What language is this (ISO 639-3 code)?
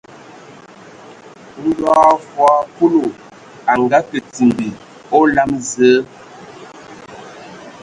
ewo